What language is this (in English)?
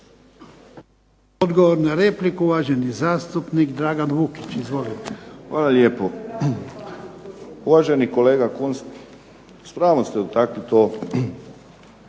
Croatian